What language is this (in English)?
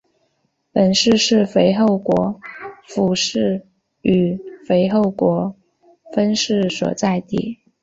Chinese